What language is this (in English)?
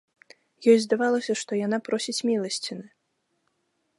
Belarusian